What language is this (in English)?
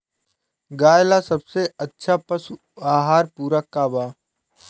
Bhojpuri